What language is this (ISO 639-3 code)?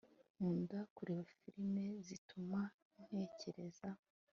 kin